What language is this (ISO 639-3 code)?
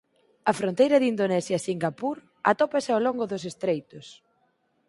glg